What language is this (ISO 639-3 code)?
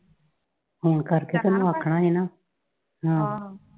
pan